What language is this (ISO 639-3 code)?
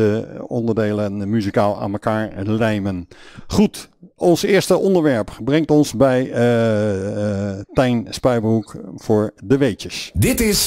nld